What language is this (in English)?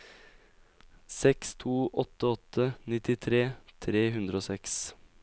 Norwegian